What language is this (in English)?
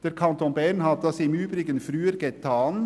Swiss German